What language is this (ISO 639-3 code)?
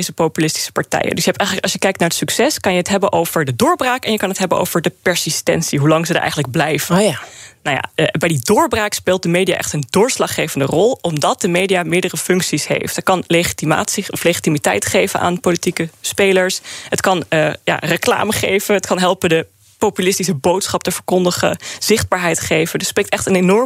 nld